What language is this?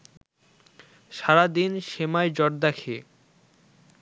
Bangla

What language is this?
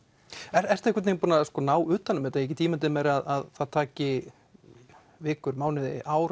Icelandic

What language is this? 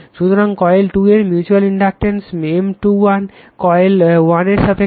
Bangla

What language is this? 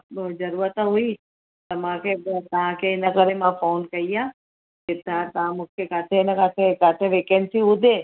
Sindhi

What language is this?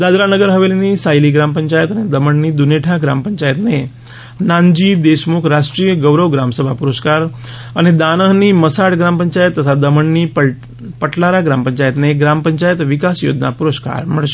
Gujarati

